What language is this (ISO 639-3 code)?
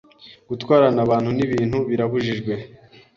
kin